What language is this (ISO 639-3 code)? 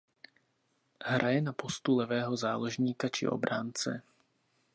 ces